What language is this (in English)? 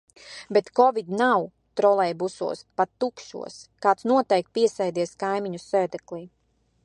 Latvian